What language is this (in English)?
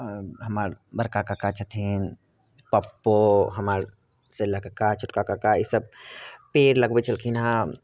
Maithili